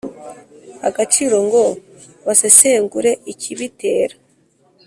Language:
Kinyarwanda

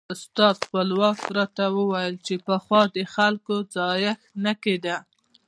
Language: Pashto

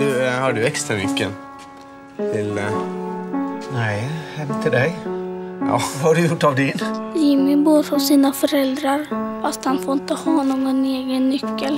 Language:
Swedish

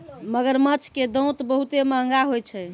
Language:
Maithili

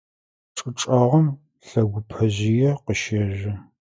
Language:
Adyghe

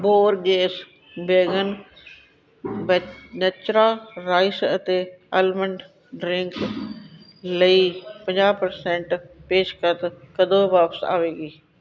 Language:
Punjabi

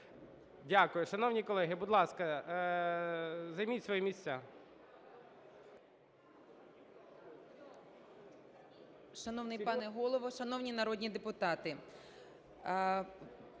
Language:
Ukrainian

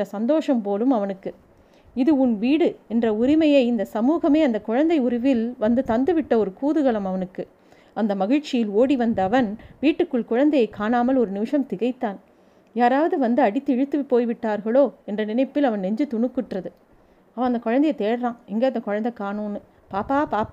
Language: Tamil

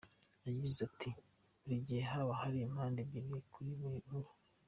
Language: Kinyarwanda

